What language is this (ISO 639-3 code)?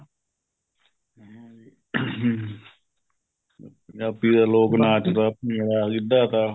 pan